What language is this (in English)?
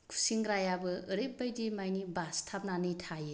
Bodo